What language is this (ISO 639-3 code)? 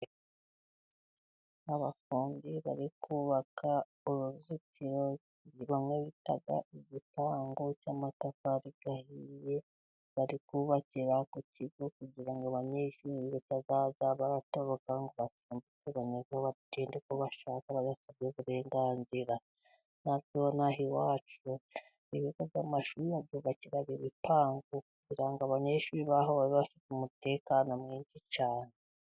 kin